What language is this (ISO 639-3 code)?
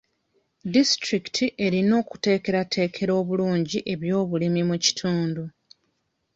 lug